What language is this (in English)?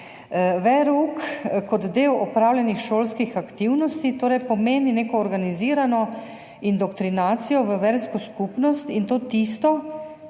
Slovenian